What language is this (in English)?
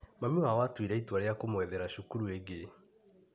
Kikuyu